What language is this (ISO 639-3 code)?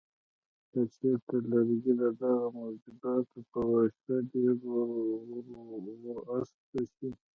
pus